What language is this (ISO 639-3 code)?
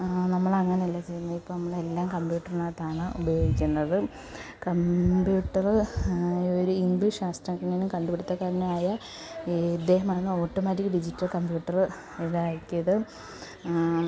mal